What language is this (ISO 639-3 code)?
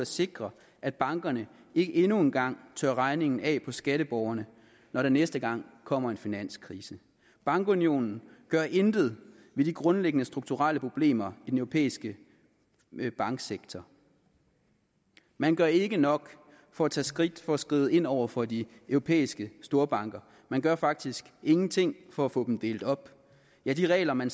dan